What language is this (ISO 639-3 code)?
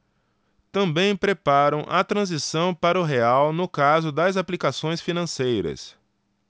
por